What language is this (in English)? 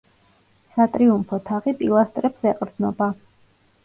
Georgian